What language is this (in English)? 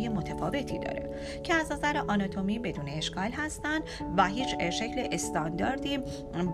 Persian